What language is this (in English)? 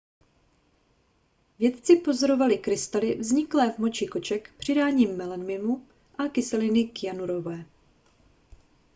Czech